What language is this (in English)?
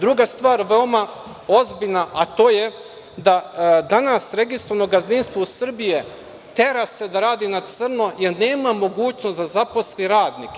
Serbian